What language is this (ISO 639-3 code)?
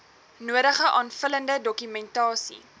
afr